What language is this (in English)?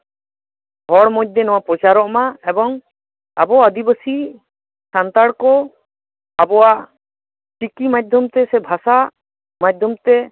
Santali